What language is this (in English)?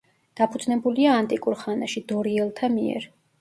Georgian